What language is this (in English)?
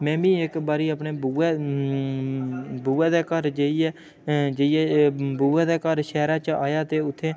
Dogri